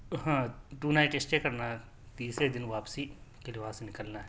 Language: Urdu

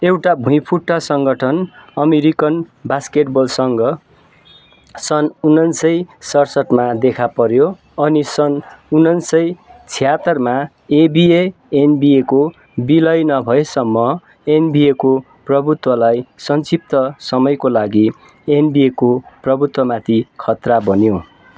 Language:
Nepali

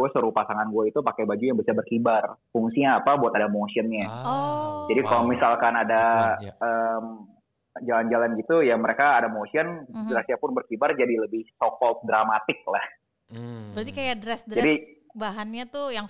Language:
Indonesian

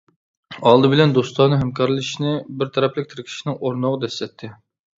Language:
Uyghur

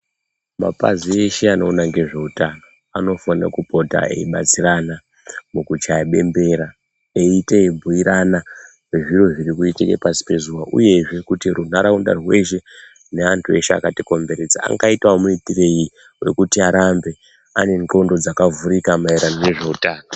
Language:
Ndau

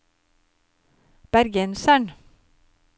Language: Norwegian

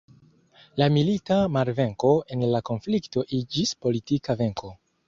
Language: Esperanto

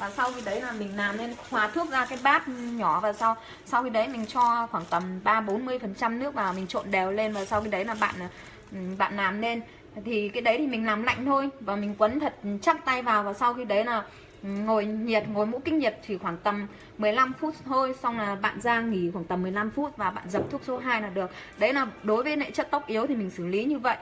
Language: Vietnamese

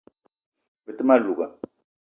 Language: Eton (Cameroon)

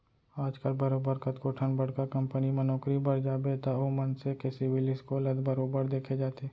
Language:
Chhattisgarhi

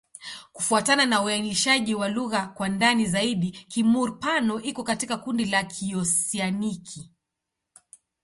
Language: Swahili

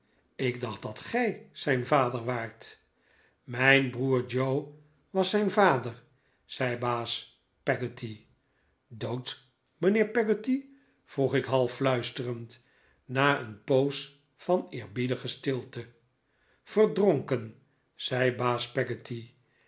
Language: Dutch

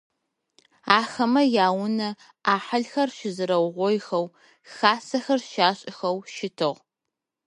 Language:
Adyghe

